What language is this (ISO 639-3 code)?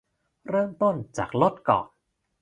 tha